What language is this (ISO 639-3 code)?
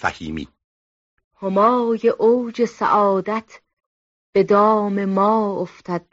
fas